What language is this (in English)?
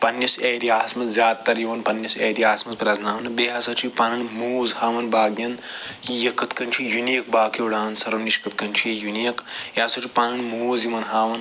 Kashmiri